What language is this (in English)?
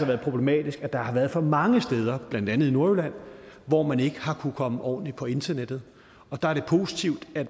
Danish